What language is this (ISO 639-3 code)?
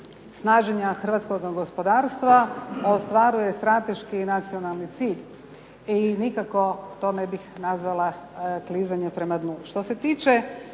hrv